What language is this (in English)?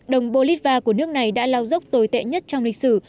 Vietnamese